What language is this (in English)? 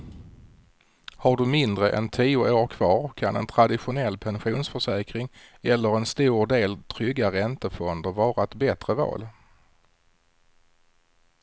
Swedish